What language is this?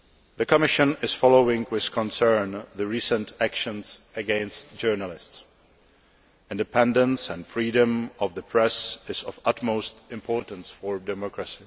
English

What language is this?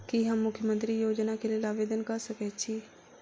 Maithili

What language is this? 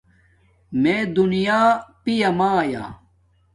Domaaki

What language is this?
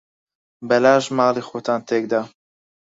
Central Kurdish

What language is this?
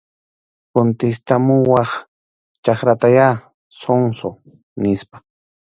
Arequipa-La Unión Quechua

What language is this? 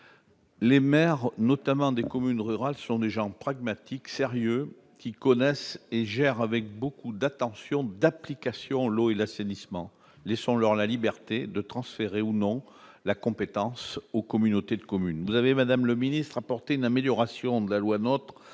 French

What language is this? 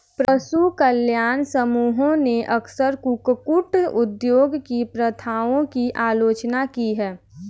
Hindi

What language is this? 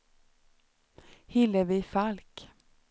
Swedish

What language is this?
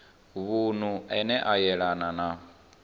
Venda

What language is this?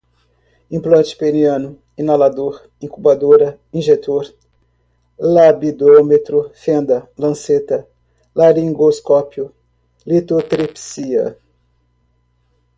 Portuguese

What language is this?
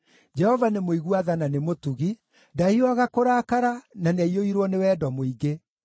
Kikuyu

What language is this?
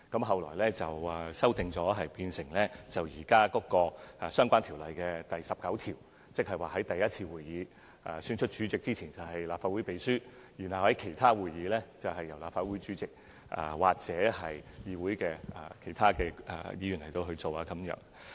Cantonese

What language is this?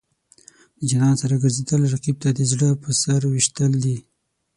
Pashto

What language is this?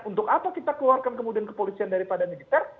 Indonesian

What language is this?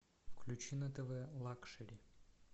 Russian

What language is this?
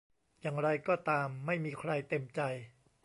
Thai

